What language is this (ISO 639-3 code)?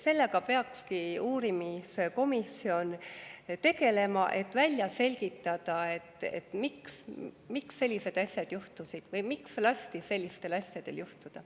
est